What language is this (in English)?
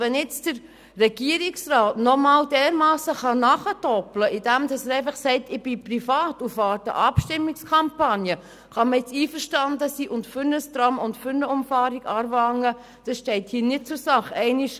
Swiss German